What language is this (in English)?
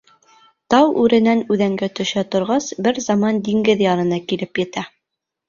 Bashkir